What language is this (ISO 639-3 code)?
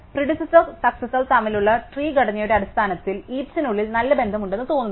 mal